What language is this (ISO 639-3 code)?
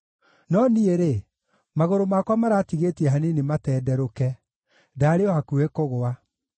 kik